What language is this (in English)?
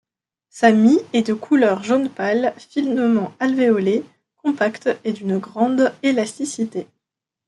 French